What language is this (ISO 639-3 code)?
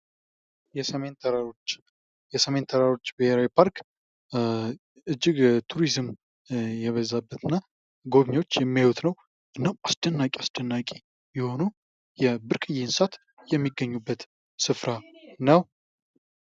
amh